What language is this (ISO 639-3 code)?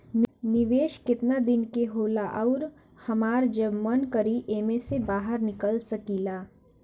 bho